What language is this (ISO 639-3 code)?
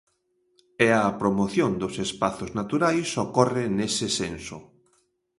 glg